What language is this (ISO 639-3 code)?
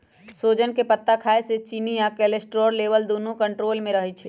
mag